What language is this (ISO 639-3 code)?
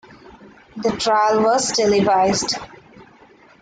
eng